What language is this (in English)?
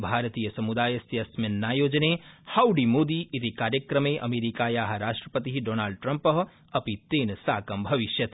Sanskrit